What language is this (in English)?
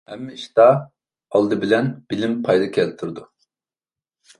Uyghur